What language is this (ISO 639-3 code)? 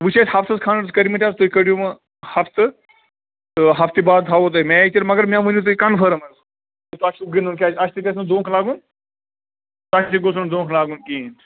kas